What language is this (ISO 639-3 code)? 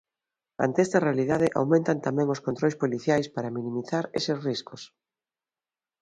glg